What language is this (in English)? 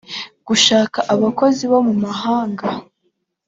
Kinyarwanda